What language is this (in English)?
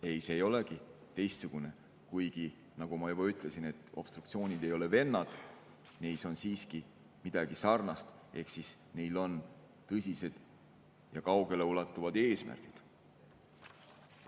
Estonian